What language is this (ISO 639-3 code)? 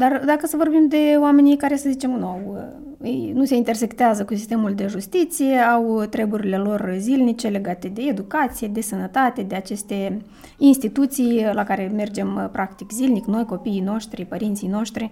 ron